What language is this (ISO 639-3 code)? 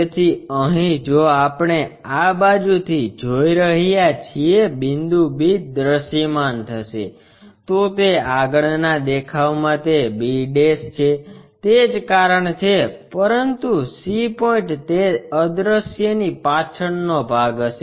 guj